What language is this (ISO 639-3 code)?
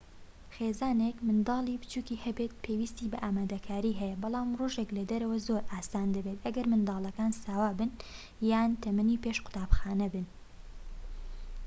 ckb